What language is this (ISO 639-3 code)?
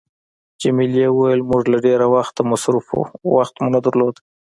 pus